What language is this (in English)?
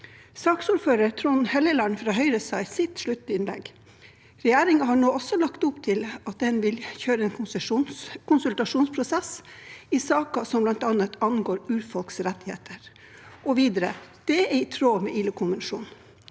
Norwegian